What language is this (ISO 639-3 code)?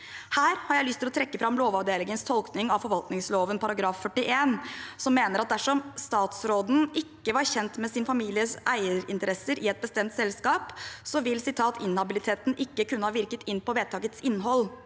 nor